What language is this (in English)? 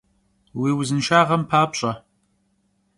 Kabardian